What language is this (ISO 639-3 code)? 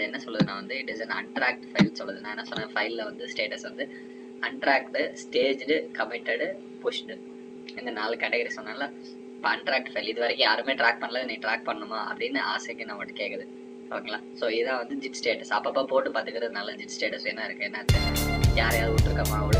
ron